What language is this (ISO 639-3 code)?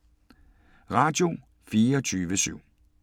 dan